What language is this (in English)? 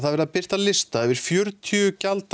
Icelandic